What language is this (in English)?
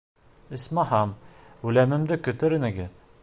Bashkir